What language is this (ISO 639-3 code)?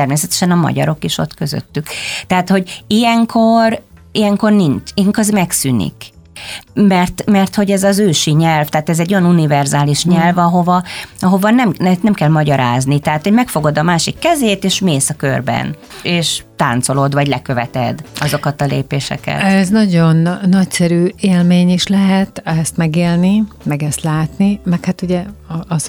hun